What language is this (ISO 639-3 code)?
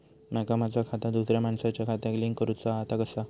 mar